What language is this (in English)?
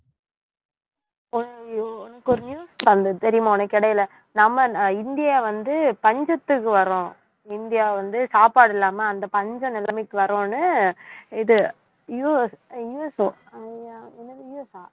Tamil